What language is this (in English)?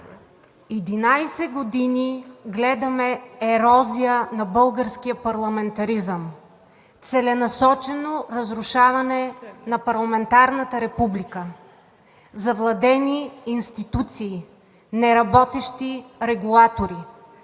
Bulgarian